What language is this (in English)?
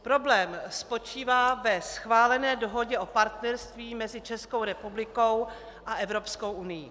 Czech